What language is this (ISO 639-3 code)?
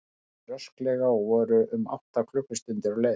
isl